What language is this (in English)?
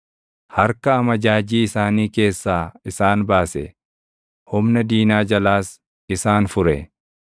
Oromo